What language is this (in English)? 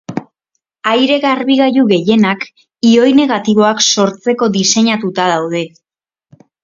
Basque